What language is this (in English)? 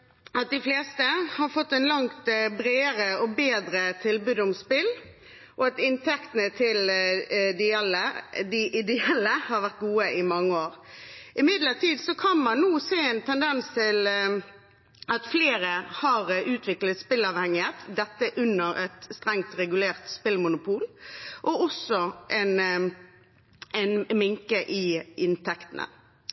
Norwegian Bokmål